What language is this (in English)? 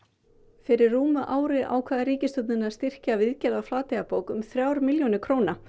Icelandic